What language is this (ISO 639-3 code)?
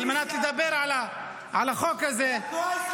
heb